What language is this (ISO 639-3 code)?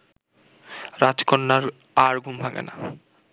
ben